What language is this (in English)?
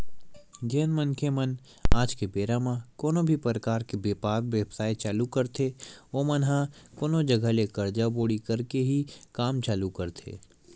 Chhattisgarhi